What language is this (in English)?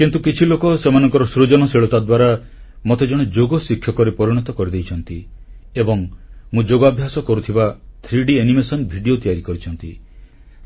Odia